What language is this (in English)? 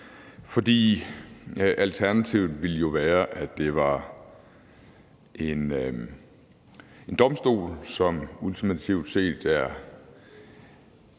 Danish